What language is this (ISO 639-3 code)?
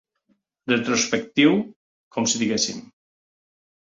cat